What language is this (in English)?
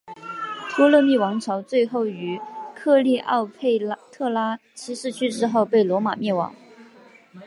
Chinese